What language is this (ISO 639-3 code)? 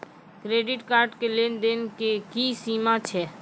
mai